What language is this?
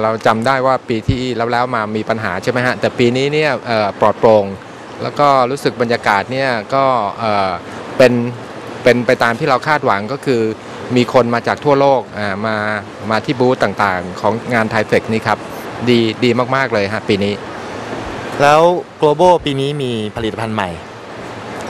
Thai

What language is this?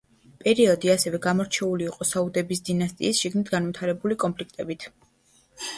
Georgian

